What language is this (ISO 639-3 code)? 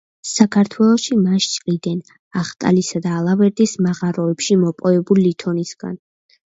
kat